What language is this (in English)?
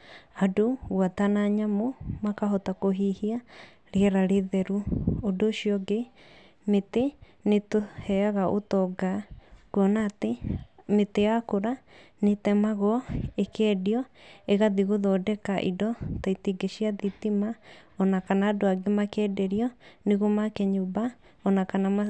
Kikuyu